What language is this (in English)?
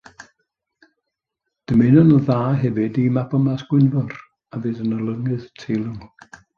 Welsh